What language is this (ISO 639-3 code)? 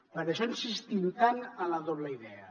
cat